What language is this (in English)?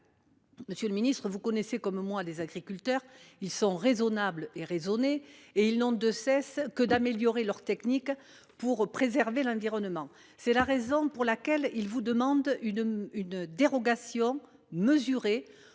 French